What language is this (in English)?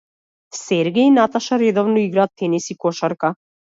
Macedonian